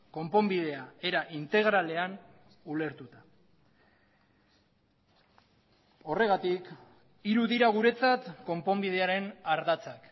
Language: Basque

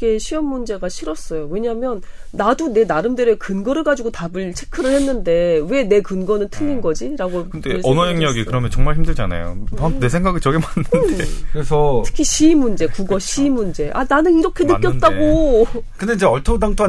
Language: Korean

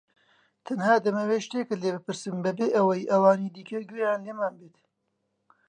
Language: Central Kurdish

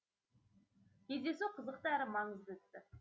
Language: Kazakh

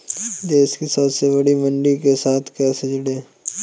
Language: Hindi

